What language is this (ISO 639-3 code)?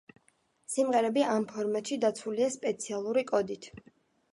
kat